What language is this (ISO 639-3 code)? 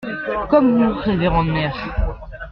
fra